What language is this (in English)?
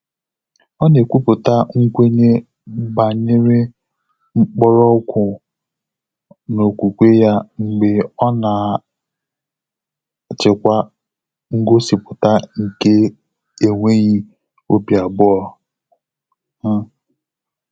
Igbo